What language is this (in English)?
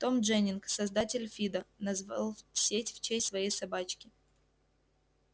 Russian